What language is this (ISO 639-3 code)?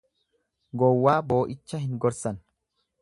orm